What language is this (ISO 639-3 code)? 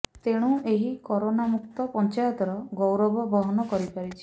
ori